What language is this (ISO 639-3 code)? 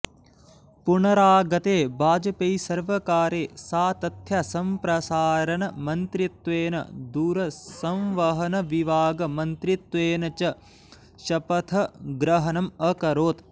san